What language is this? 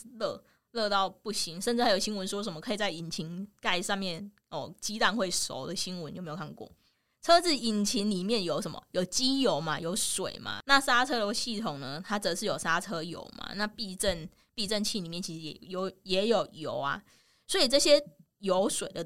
Chinese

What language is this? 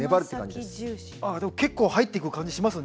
Japanese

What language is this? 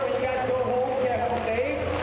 Thai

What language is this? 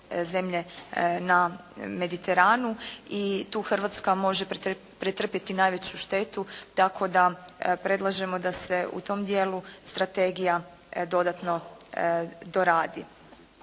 Croatian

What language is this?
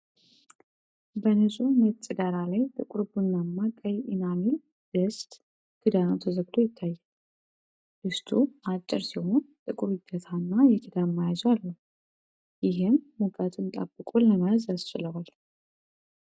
Amharic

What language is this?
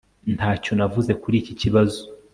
Kinyarwanda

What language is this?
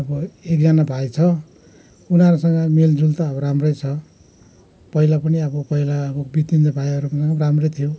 Nepali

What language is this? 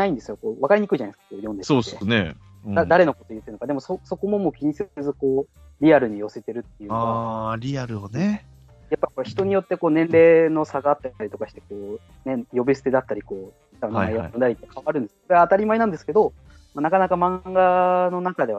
Japanese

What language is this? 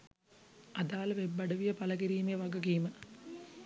Sinhala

